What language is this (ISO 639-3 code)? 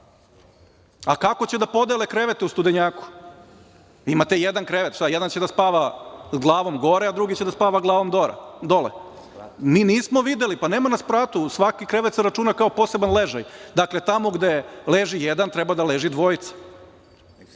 srp